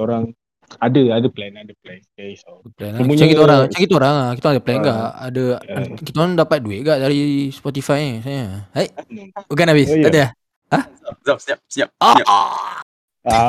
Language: Malay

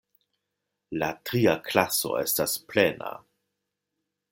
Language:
Esperanto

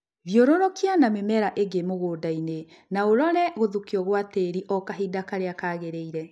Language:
Kikuyu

